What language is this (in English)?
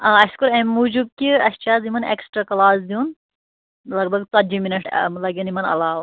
Kashmiri